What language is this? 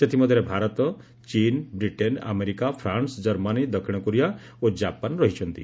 Odia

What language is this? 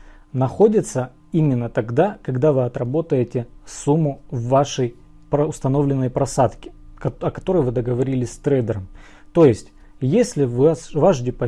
Russian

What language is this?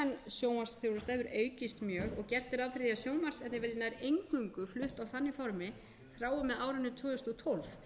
Icelandic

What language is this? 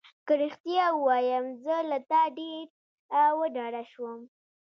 Pashto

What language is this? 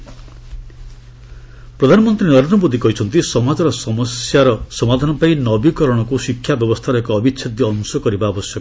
Odia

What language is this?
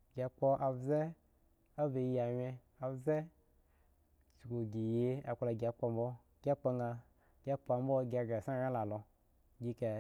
Eggon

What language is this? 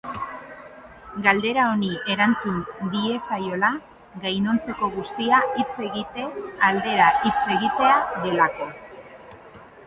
Basque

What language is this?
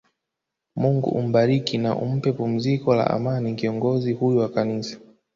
Swahili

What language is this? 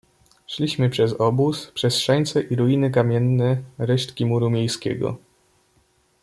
Polish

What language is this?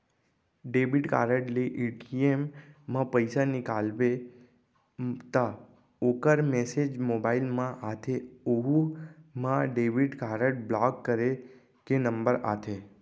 Chhattisgarhi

